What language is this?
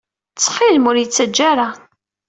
Kabyle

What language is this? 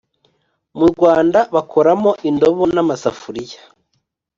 Kinyarwanda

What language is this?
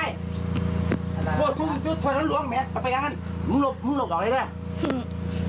Thai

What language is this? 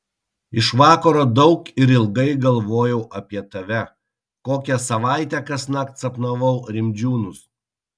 Lithuanian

